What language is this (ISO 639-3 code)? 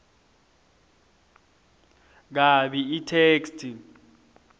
ssw